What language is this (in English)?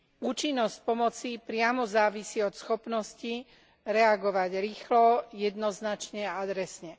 Slovak